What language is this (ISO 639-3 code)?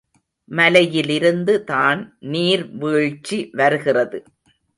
tam